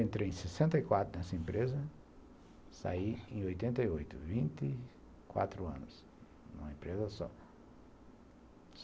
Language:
Portuguese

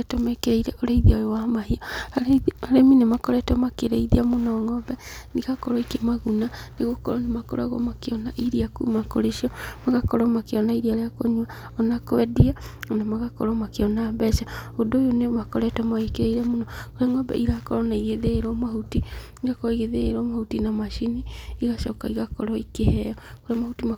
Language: Kikuyu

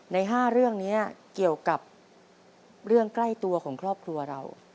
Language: Thai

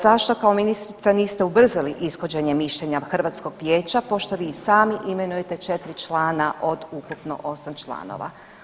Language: Croatian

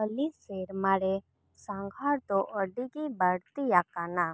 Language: Santali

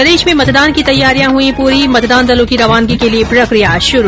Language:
Hindi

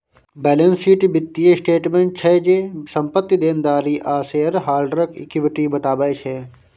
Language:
Maithili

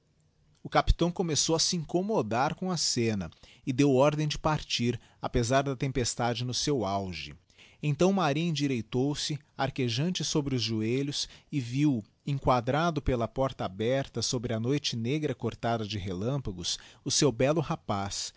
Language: Portuguese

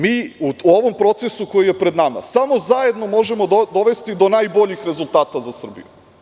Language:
Serbian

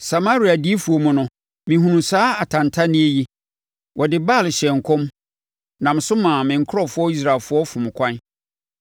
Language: Akan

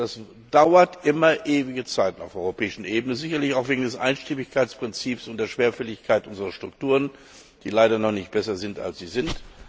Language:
German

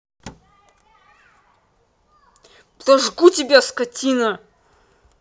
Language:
Russian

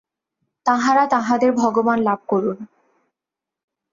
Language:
Bangla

